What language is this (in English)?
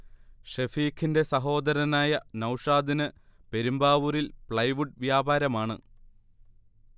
Malayalam